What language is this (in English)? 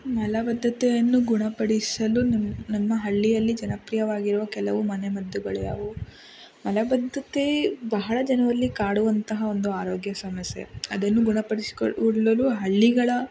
Kannada